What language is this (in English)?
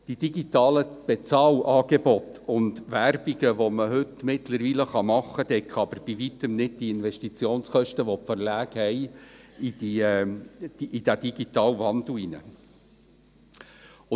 Swiss German